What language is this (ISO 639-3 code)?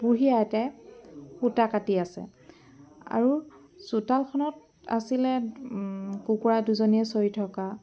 asm